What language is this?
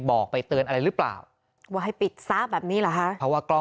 Thai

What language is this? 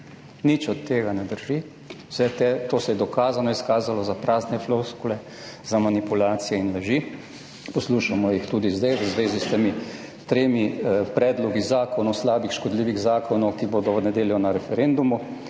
Slovenian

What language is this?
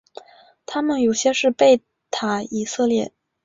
Chinese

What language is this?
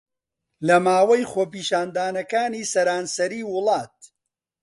Central Kurdish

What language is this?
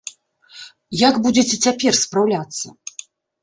Belarusian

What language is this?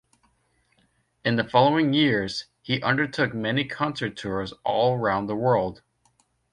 English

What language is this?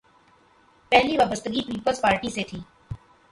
Urdu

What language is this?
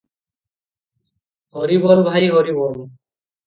Odia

